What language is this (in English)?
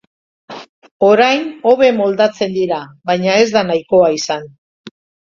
Basque